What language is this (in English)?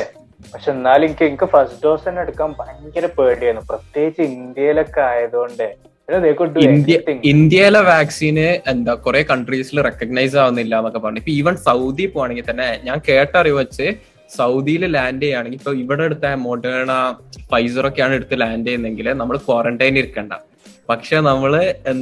Malayalam